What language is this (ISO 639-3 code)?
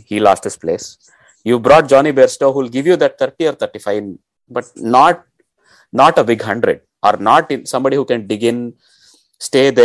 eng